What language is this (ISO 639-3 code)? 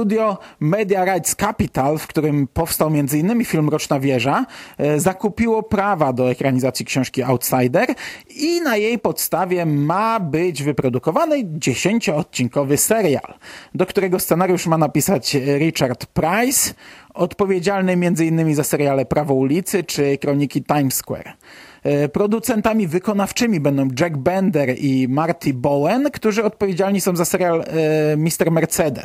pol